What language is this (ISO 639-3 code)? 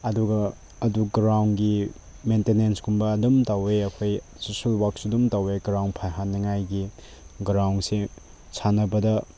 mni